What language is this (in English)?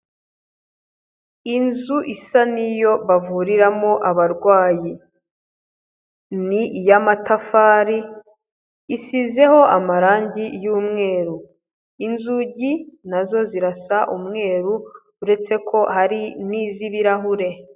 Kinyarwanda